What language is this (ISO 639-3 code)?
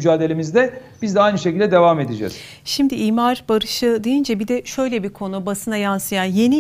tur